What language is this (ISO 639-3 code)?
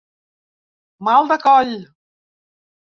cat